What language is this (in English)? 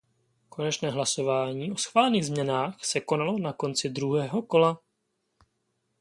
Czech